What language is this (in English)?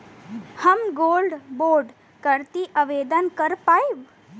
Bhojpuri